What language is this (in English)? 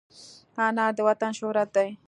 Pashto